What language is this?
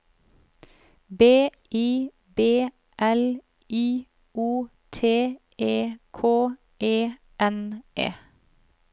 Norwegian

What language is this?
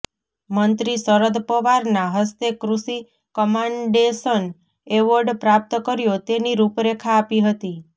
Gujarati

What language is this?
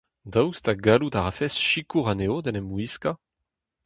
Breton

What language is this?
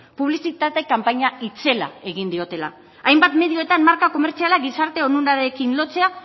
Basque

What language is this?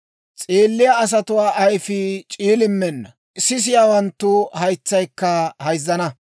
Dawro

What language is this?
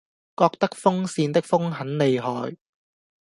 Cantonese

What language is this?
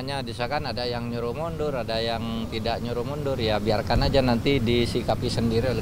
Indonesian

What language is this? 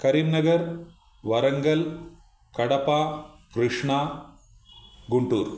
Sanskrit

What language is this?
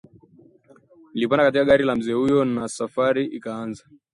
Swahili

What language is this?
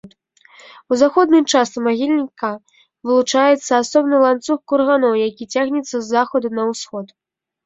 Belarusian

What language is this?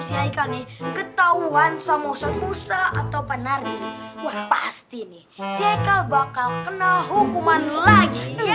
Indonesian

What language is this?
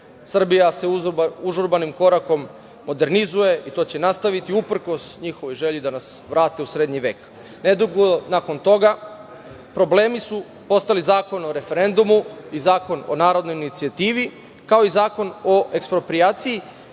Serbian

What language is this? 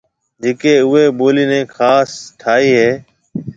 Marwari (Pakistan)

